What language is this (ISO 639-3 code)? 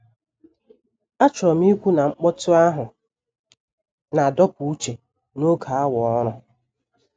ibo